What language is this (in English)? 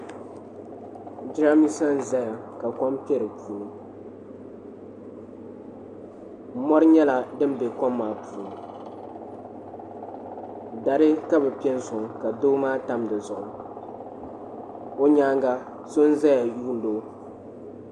Dagbani